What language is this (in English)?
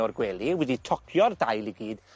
Welsh